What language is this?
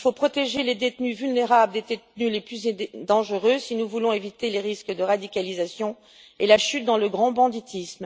French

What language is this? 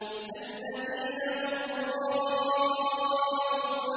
Arabic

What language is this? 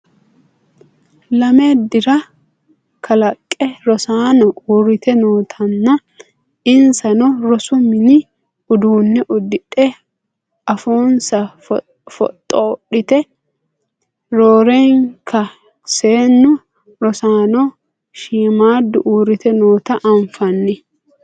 Sidamo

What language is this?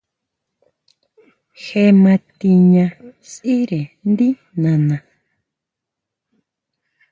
Huautla Mazatec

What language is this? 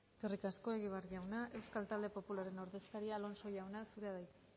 Basque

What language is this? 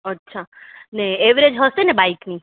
Gujarati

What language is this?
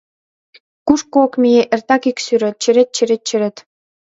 Mari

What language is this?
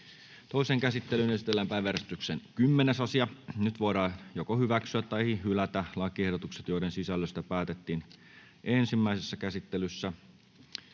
Finnish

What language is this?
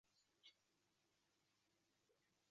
Uzbek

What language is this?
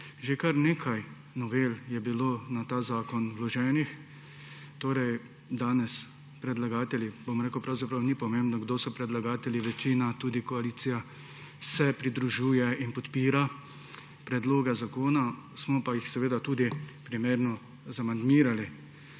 Slovenian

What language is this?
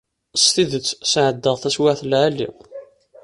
Kabyle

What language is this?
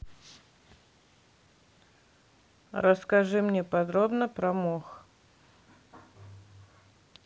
Russian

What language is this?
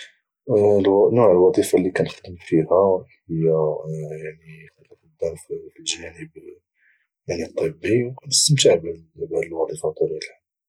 Moroccan Arabic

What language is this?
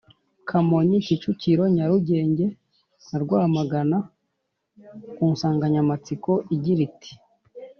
Kinyarwanda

